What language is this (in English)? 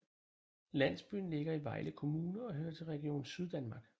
Danish